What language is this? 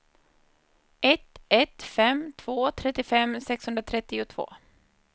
Swedish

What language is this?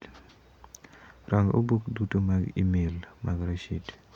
Luo (Kenya and Tanzania)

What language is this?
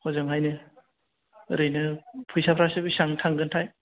Bodo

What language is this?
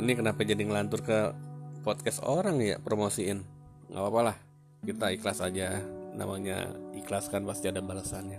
Indonesian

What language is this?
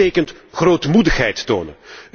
Dutch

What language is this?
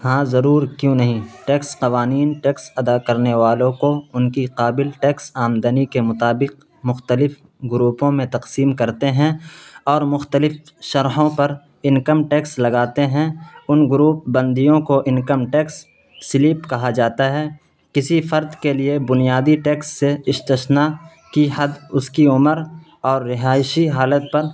Urdu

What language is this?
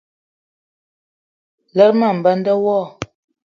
Eton (Cameroon)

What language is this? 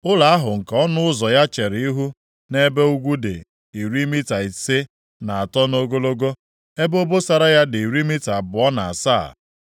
Igbo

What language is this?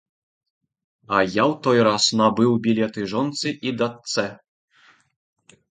Belarusian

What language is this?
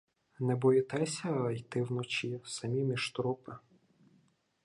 Ukrainian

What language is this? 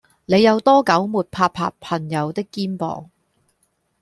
Cantonese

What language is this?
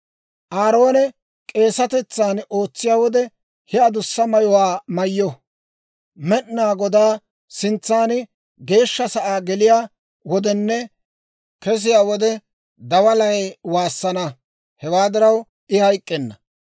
Dawro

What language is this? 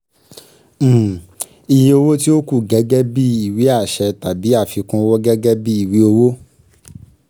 Yoruba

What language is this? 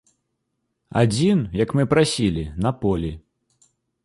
Belarusian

